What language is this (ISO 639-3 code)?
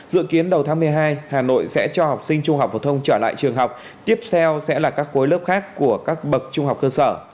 vie